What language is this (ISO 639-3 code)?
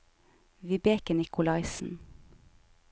nor